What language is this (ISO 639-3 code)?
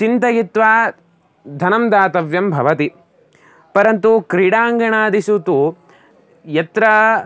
san